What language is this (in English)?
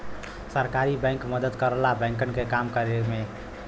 Bhojpuri